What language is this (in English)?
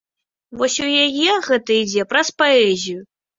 Belarusian